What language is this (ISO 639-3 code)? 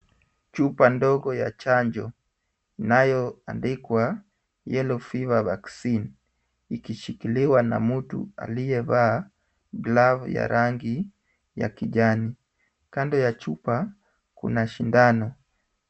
swa